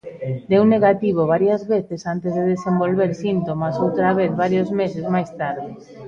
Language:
Galician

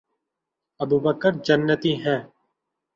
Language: Urdu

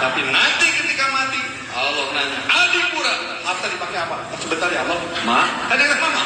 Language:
Indonesian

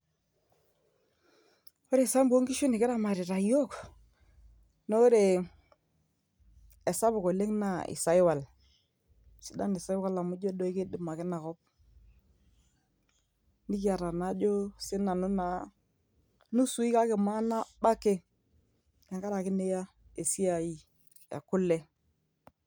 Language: Masai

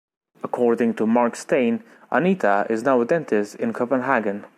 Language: English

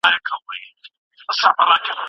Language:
Pashto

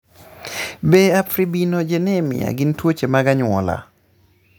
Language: Luo (Kenya and Tanzania)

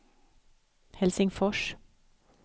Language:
Swedish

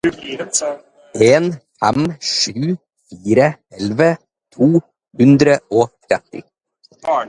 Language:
Norwegian Bokmål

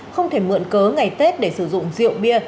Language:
Vietnamese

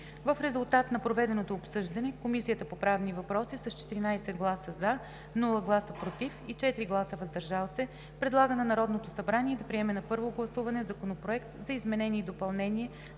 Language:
Bulgarian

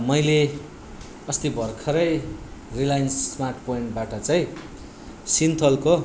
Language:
Nepali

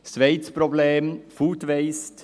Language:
Swiss German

